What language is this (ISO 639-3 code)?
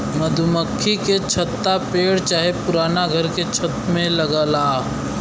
bho